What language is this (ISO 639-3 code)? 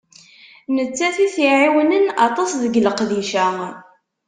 kab